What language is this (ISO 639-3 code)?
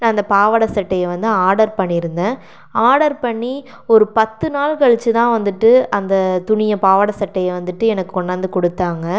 tam